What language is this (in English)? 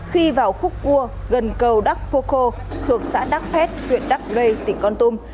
Vietnamese